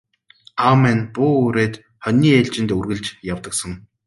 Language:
Mongolian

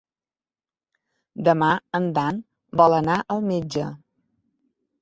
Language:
Catalan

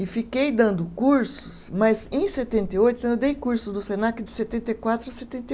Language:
Portuguese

